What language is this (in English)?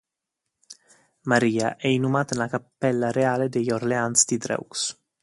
Italian